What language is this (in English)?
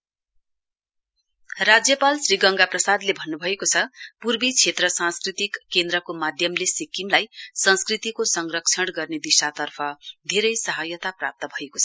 Nepali